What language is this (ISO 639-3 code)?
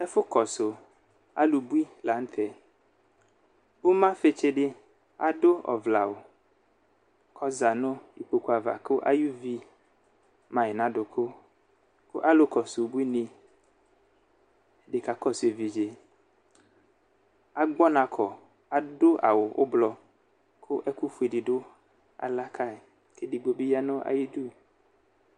kpo